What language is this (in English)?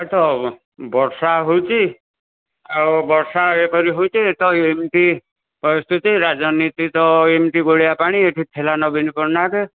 Odia